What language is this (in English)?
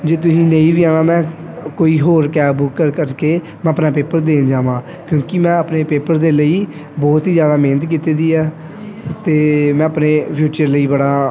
Punjabi